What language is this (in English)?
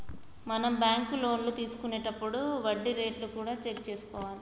Telugu